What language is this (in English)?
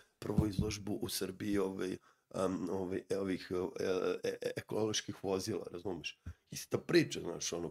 Croatian